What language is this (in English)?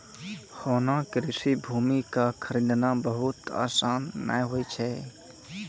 Maithili